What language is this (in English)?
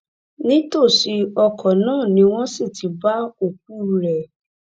Yoruba